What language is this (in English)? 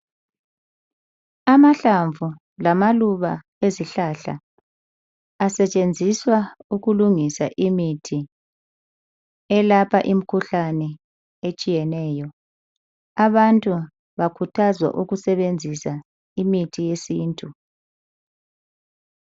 North Ndebele